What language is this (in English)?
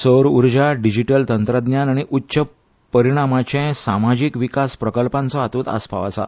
Konkani